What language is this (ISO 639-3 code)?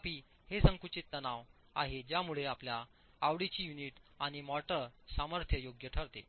mar